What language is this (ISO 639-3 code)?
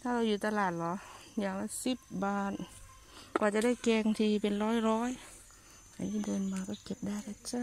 tha